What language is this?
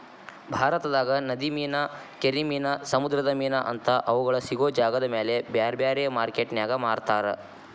Kannada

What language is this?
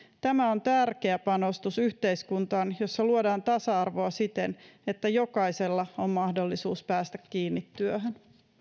Finnish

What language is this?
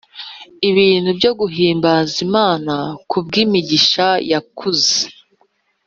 Kinyarwanda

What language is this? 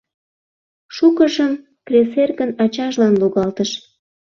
Mari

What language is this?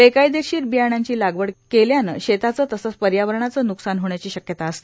Marathi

